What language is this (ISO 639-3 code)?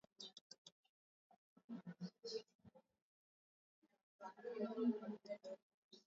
swa